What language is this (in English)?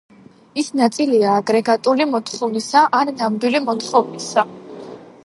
Georgian